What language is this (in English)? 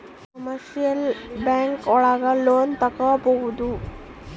Kannada